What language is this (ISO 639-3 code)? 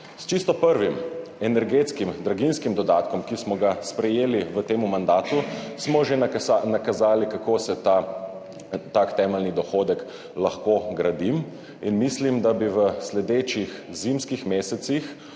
slv